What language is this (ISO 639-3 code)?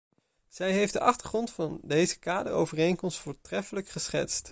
nld